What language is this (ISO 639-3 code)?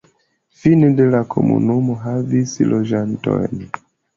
epo